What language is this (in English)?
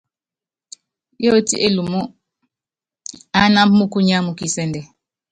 Yangben